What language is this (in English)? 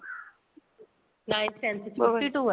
Punjabi